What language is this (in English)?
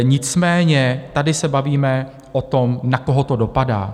Czech